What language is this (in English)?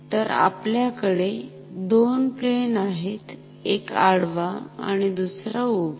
Marathi